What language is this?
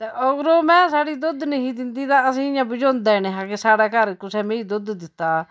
Dogri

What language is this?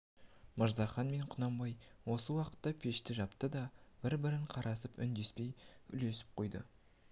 Kazakh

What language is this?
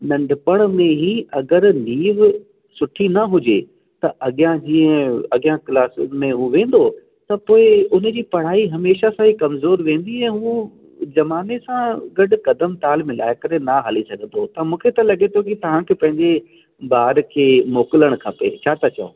Sindhi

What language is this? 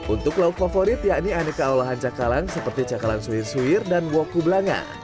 Indonesian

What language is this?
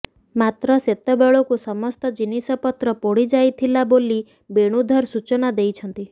Odia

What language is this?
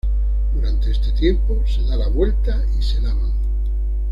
Spanish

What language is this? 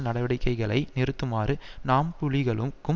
Tamil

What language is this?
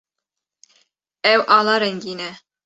Kurdish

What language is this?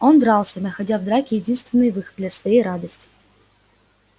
Russian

